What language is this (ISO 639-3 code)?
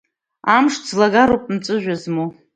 abk